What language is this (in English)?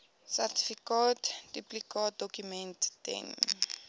Afrikaans